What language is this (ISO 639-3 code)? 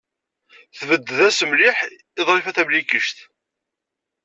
kab